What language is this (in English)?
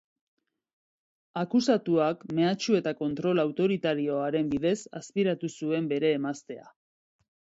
Basque